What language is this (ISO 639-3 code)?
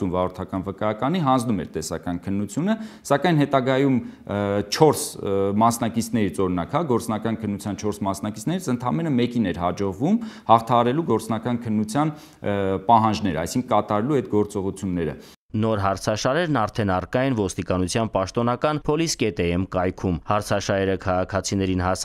ron